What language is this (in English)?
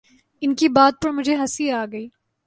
Urdu